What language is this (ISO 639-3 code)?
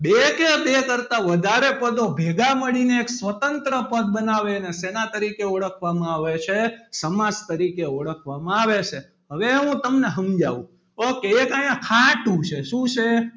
guj